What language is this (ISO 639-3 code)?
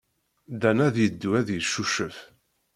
kab